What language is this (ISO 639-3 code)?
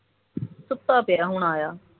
pan